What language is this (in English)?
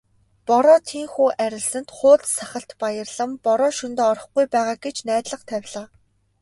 Mongolian